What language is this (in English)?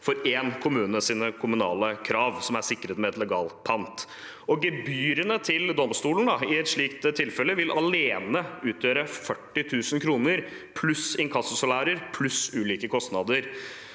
Norwegian